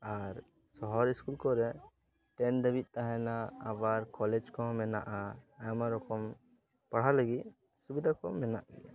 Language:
Santali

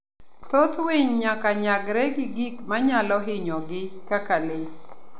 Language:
Luo (Kenya and Tanzania)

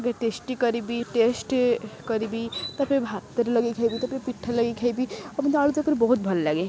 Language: Odia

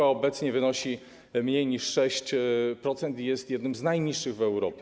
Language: Polish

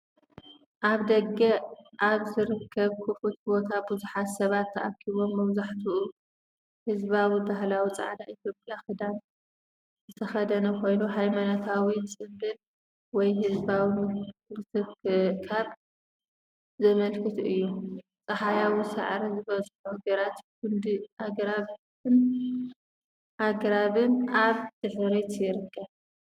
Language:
Tigrinya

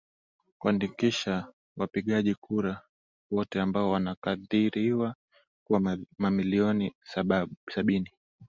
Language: Swahili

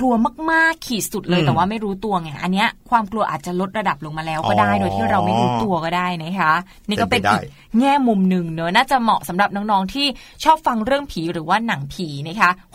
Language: Thai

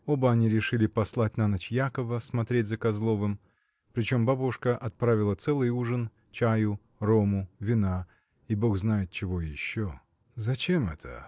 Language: Russian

